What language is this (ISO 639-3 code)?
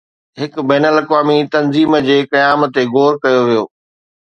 snd